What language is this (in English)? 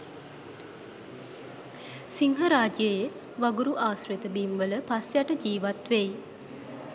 Sinhala